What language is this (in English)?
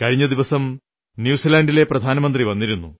Malayalam